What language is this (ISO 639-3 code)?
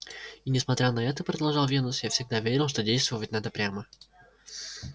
rus